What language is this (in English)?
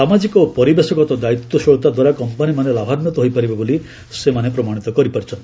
Odia